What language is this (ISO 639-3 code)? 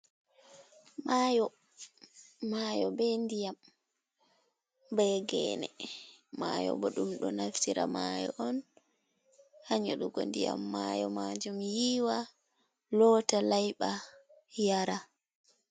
ful